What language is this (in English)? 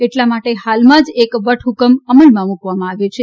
Gujarati